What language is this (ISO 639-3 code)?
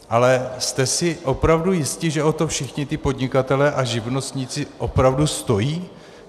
ces